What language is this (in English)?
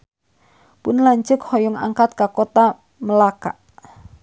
Sundanese